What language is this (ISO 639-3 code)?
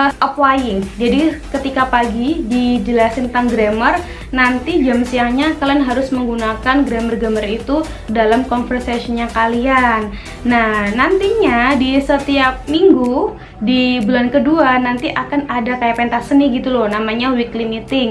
ind